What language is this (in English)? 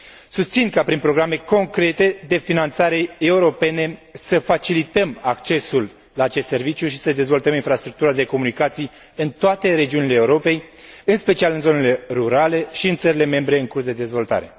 Romanian